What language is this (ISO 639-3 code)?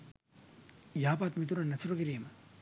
sin